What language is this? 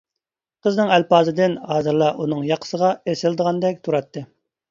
Uyghur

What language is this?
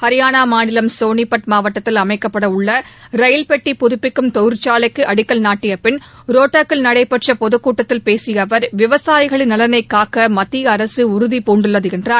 Tamil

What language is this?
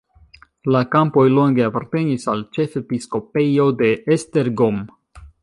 Esperanto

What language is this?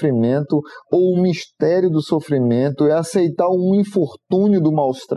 Portuguese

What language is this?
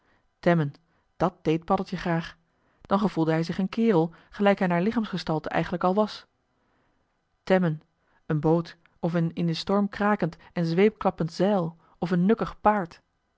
Dutch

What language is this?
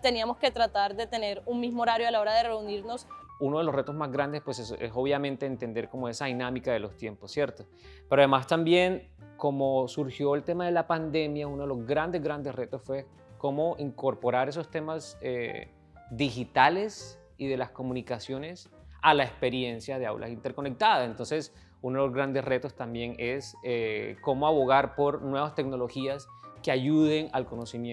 Spanish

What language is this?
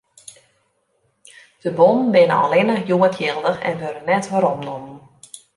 Western Frisian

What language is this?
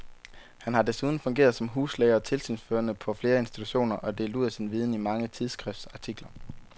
Danish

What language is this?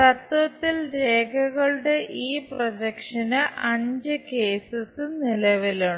Malayalam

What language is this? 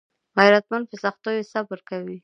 Pashto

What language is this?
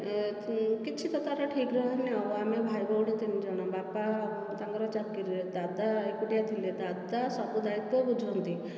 Odia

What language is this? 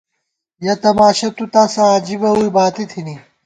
Gawar-Bati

